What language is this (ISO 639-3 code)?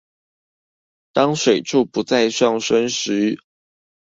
zho